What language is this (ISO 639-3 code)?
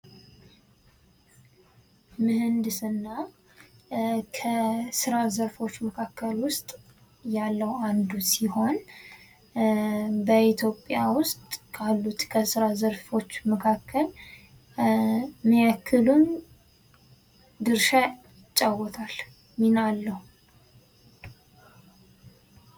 amh